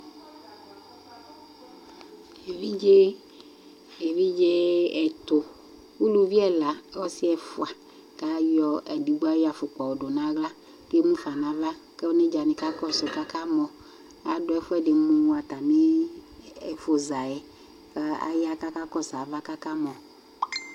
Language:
Ikposo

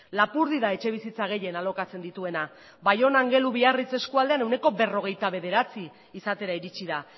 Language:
Basque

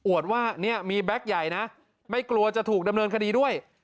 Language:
Thai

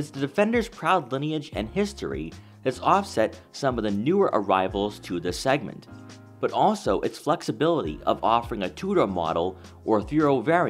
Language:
English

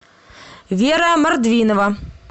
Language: Russian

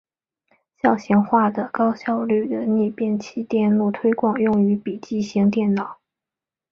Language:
Chinese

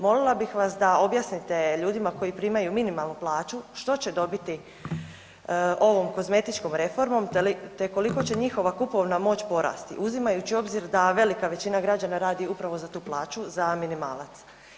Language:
Croatian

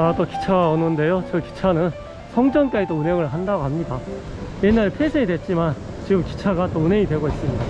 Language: Korean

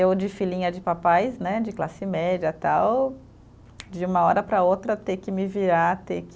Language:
Portuguese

